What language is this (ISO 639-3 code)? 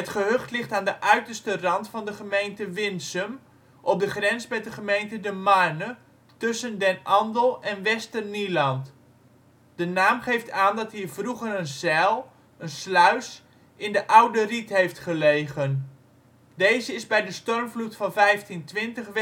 nld